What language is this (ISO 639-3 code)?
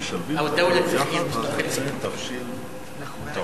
heb